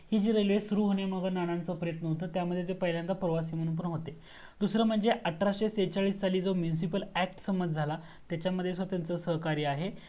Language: Marathi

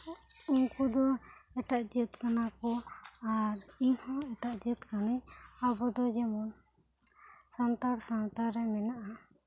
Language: Santali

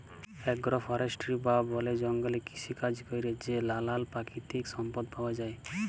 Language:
Bangla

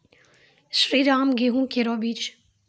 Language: Maithili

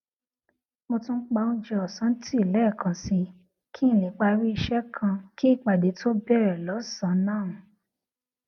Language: Yoruba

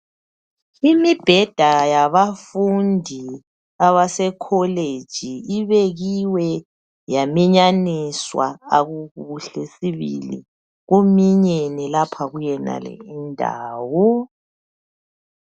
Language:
North Ndebele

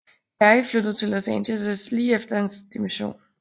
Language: Danish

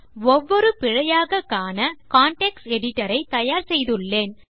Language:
Tamil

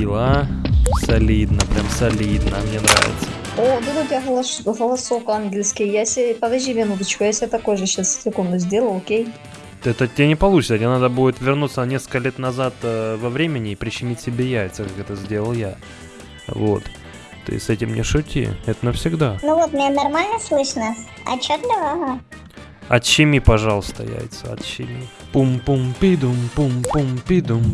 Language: Russian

